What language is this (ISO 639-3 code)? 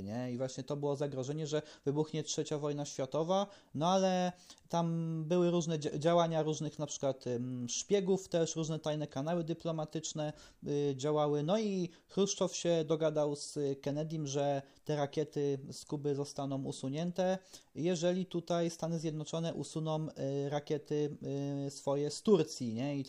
pol